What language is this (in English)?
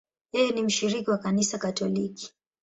Swahili